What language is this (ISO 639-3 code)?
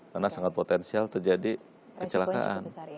ind